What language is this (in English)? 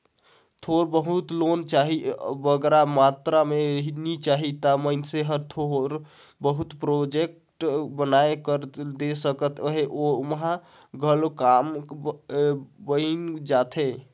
Chhattisgarhi